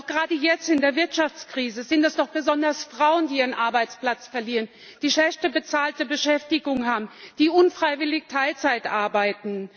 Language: German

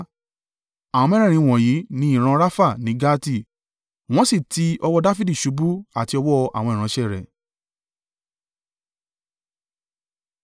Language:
Yoruba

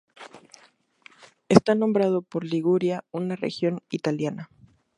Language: Spanish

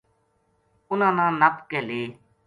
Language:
Gujari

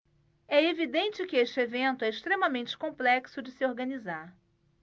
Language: Portuguese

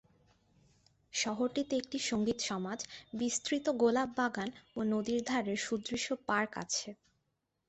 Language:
Bangla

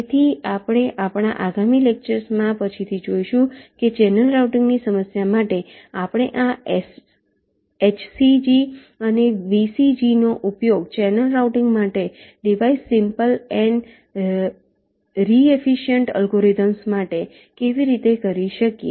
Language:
Gujarati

